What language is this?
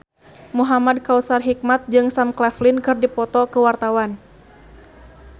Sundanese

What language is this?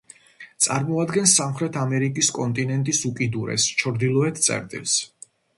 Georgian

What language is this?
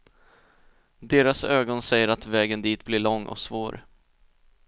Swedish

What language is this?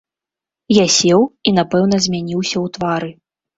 Belarusian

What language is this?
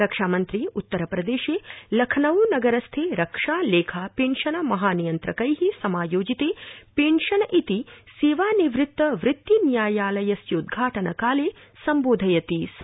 Sanskrit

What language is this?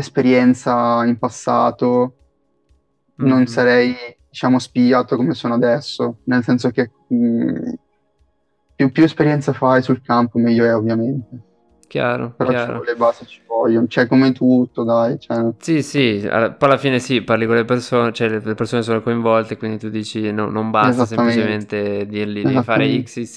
Italian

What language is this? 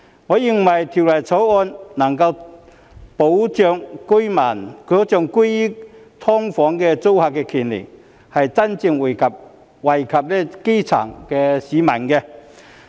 Cantonese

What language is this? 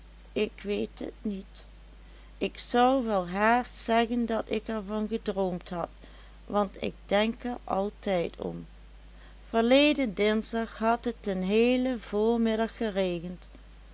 Dutch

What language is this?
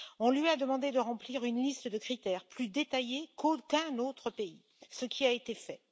French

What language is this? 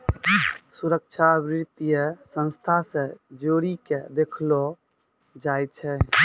Maithili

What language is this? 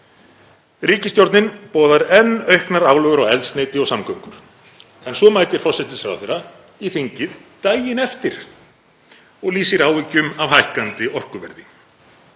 Icelandic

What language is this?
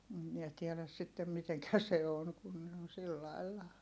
Finnish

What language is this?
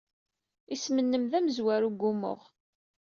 Kabyle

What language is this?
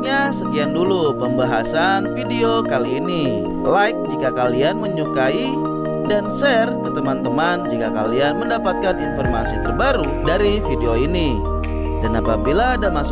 Indonesian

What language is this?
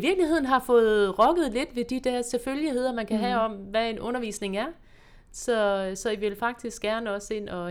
Danish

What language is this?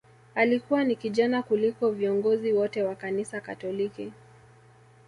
Swahili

